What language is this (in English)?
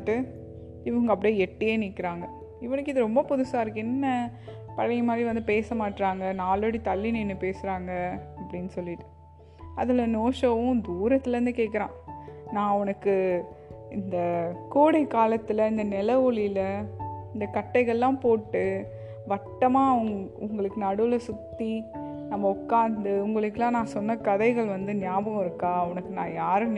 Tamil